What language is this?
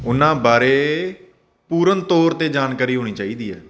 Punjabi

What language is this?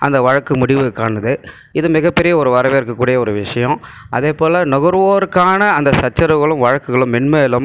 Tamil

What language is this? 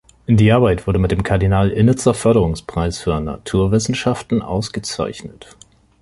German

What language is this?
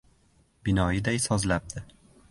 Uzbek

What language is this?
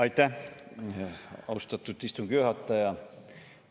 Estonian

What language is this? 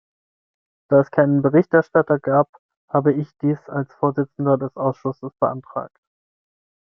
German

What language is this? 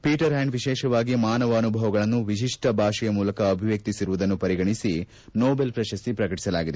Kannada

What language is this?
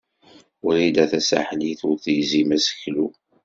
Kabyle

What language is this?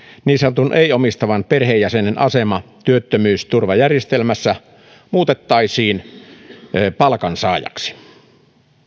Finnish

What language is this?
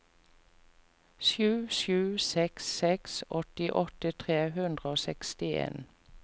Norwegian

